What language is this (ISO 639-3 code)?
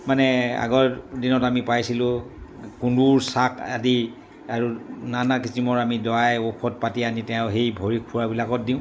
asm